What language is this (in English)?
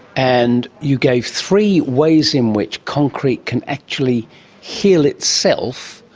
English